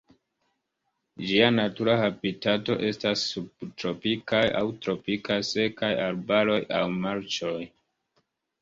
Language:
Esperanto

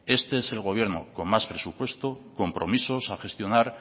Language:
Spanish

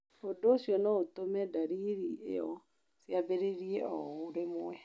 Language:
Kikuyu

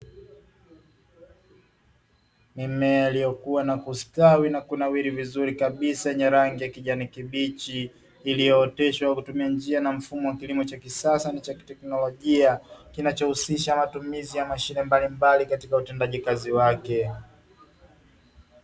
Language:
Swahili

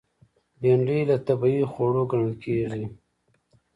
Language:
Pashto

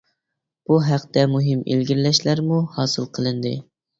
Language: Uyghur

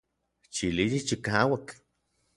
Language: Orizaba Nahuatl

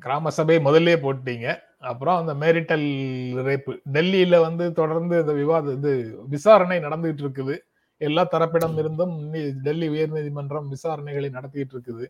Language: Tamil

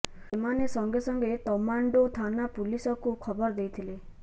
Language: Odia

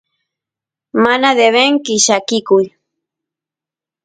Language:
Santiago del Estero Quichua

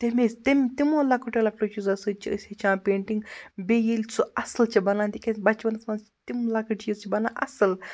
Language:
Kashmiri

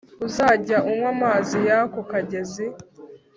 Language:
Kinyarwanda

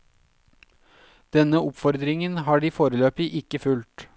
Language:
Norwegian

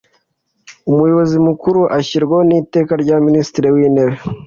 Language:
Kinyarwanda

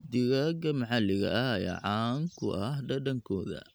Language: Somali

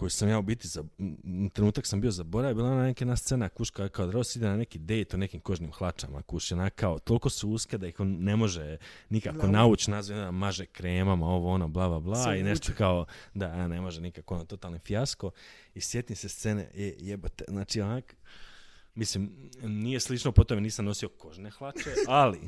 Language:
Croatian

